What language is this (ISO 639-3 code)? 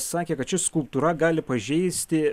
lit